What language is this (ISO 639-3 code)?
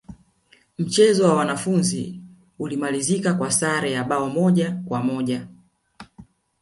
swa